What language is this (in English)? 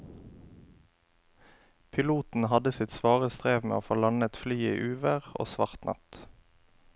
Norwegian